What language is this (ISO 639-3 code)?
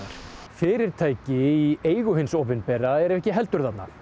isl